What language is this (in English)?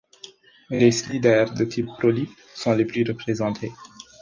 French